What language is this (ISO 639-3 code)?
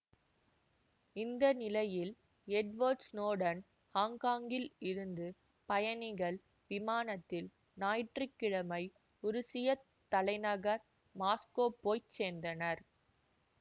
tam